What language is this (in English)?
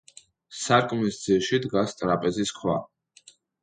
Georgian